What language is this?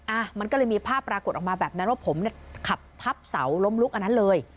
Thai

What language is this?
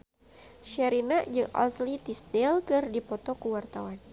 Sundanese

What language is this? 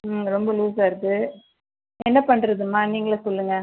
Tamil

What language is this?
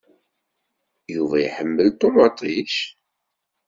Kabyle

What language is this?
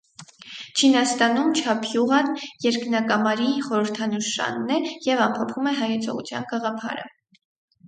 Armenian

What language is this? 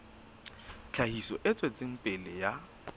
Southern Sotho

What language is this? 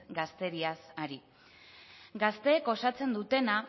Basque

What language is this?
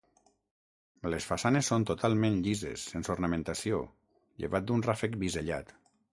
Catalan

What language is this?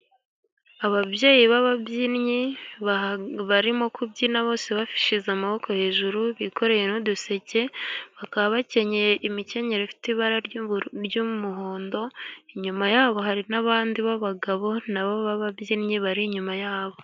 Kinyarwanda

